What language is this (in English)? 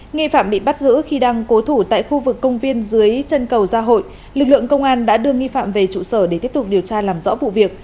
Vietnamese